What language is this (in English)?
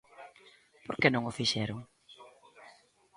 Galician